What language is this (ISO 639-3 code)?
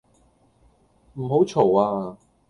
yue